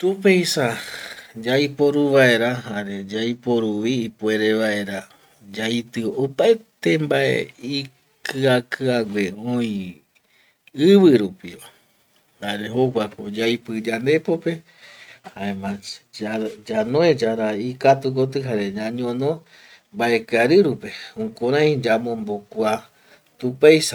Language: Eastern Bolivian Guaraní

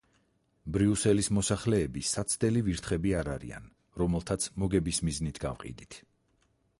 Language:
Georgian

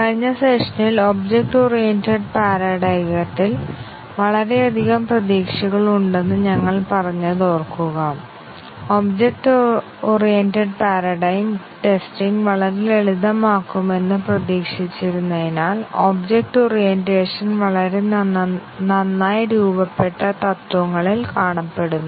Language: Malayalam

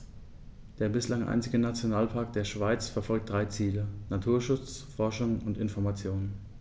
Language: German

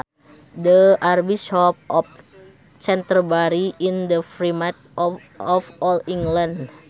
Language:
Sundanese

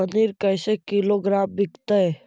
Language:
Magahi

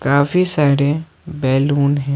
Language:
Hindi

